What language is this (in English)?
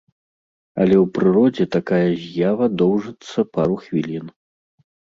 Belarusian